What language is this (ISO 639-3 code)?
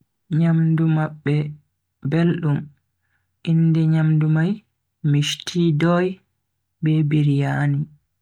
fui